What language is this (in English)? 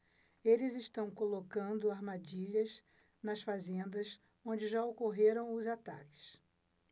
Portuguese